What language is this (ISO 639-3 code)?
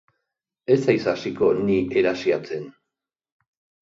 eus